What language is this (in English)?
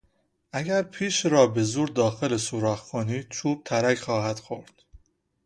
Persian